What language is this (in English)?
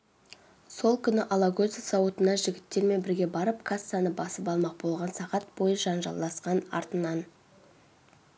Kazakh